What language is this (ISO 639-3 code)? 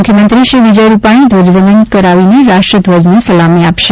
guj